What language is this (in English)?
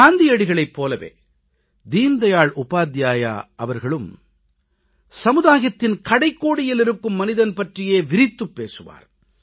Tamil